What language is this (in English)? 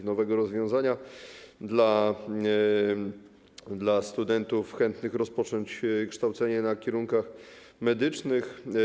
Polish